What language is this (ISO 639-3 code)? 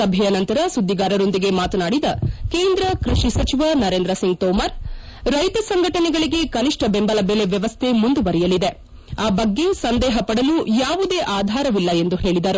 kan